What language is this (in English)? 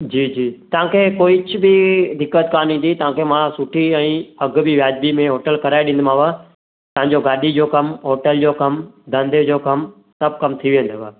Sindhi